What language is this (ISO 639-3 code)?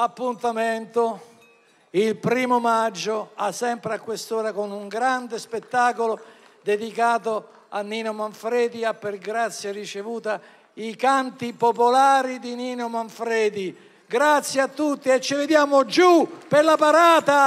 ita